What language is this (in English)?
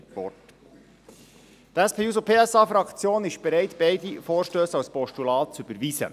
Swiss German